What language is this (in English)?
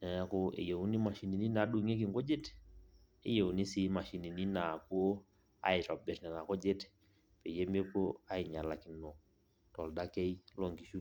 Masai